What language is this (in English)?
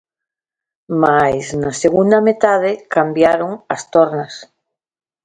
Galician